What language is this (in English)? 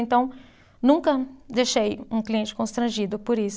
Portuguese